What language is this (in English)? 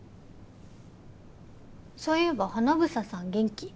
Japanese